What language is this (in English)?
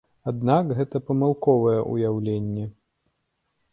Belarusian